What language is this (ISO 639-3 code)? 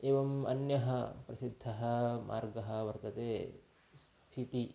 san